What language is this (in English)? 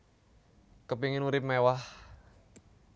Javanese